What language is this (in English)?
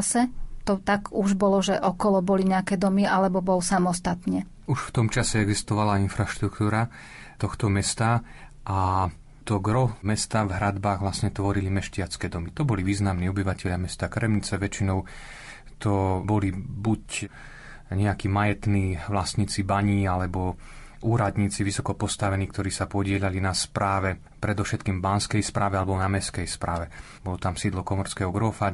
Slovak